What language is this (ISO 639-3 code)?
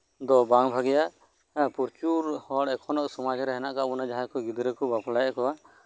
sat